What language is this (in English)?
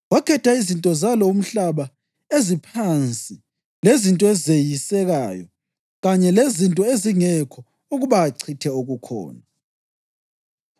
North Ndebele